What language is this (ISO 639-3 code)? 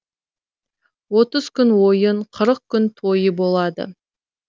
kaz